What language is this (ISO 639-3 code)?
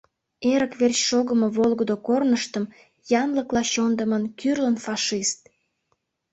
chm